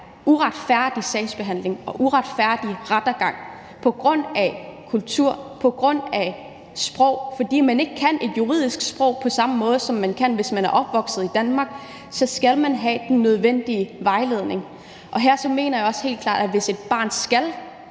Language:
Danish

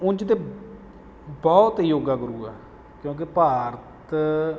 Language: Punjabi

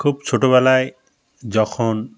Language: Bangla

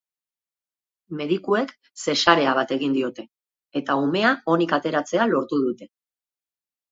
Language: Basque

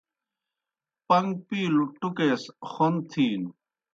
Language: Kohistani Shina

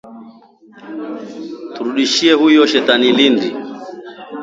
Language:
Swahili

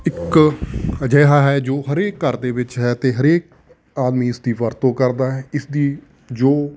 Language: Punjabi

